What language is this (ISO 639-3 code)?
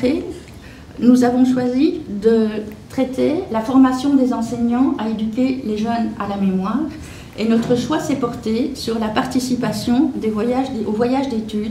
fra